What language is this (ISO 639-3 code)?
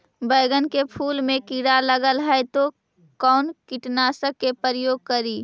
mag